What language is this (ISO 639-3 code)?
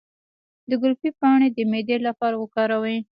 pus